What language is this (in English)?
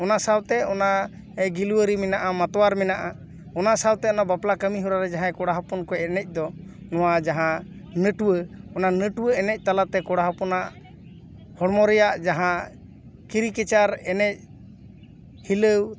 Santali